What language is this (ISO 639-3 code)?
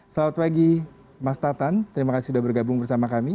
ind